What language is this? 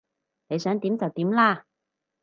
Cantonese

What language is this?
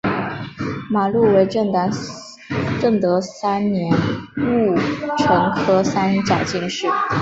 Chinese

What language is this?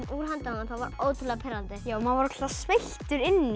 Icelandic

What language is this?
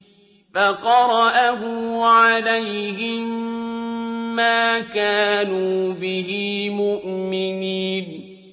Arabic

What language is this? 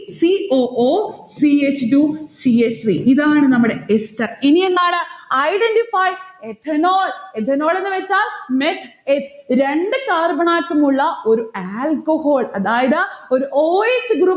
Malayalam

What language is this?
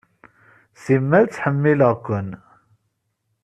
Kabyle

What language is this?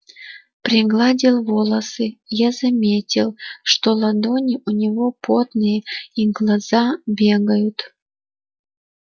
Russian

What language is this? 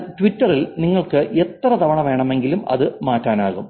Malayalam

